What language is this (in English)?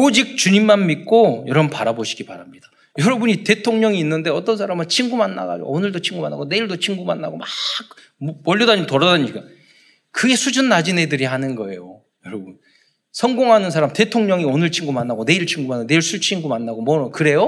Korean